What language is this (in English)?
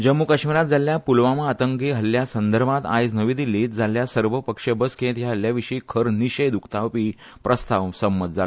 Konkani